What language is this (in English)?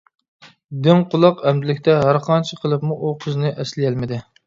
Uyghur